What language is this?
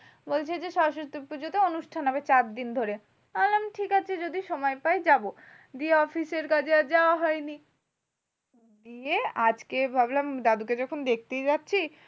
Bangla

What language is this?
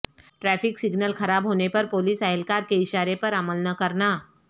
Urdu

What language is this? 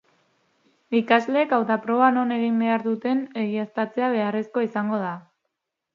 Basque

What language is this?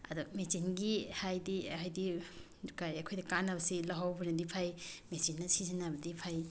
Manipuri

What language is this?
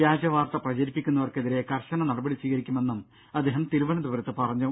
Malayalam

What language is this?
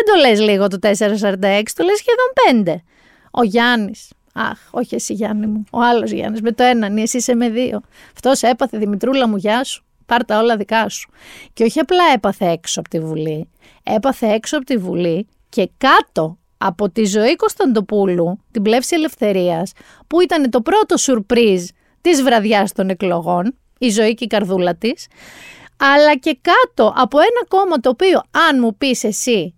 Greek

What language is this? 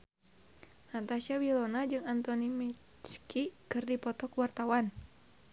Sundanese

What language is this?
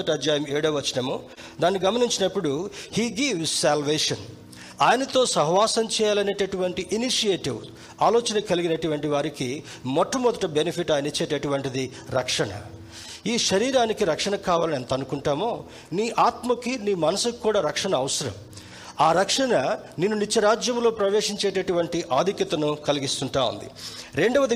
Telugu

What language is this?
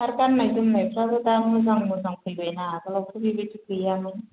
Bodo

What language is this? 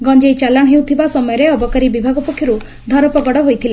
Odia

